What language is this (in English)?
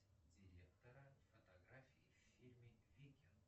Russian